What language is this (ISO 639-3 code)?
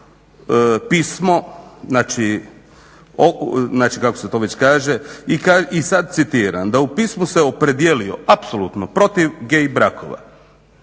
hrv